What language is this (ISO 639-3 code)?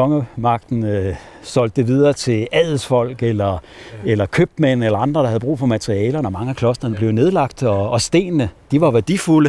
dan